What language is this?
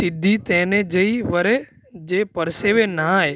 Gujarati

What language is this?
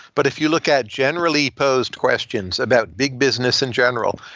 English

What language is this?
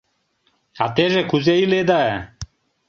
Mari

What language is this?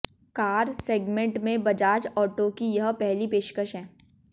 Hindi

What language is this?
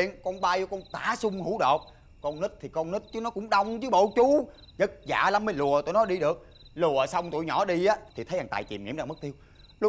Vietnamese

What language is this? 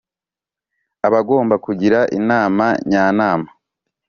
Kinyarwanda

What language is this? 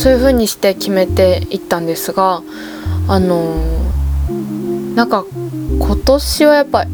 Japanese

